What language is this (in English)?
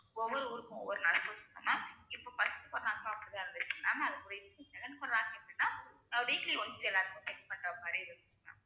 Tamil